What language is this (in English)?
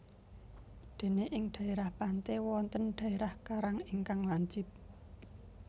Javanese